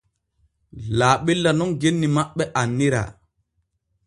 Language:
Borgu Fulfulde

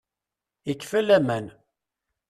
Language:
Kabyle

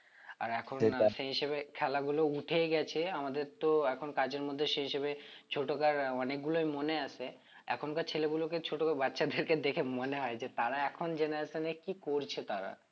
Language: Bangla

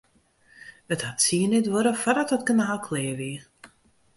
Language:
Western Frisian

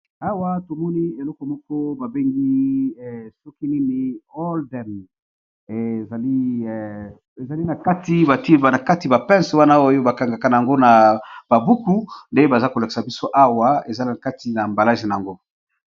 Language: Lingala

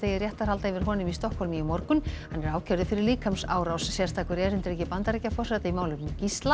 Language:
Icelandic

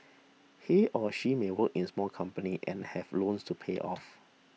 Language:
English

